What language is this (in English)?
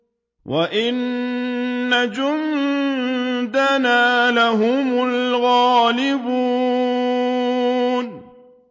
Arabic